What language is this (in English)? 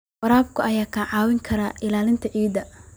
Somali